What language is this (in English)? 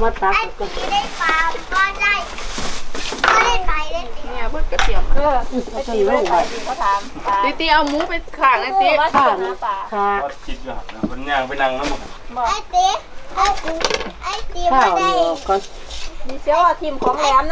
Thai